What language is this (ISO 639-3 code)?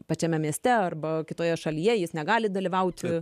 lit